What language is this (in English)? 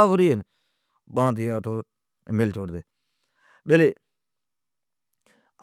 Od